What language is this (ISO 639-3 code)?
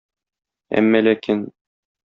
tat